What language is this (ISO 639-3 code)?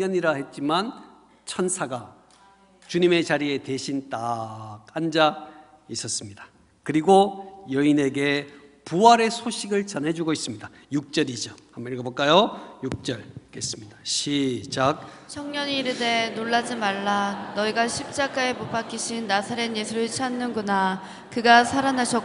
kor